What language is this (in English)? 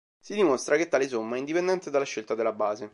Italian